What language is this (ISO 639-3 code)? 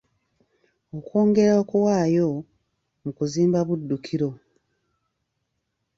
lug